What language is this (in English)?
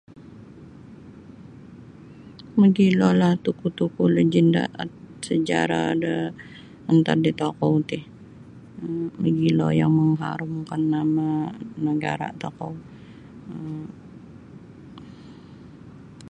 Sabah Bisaya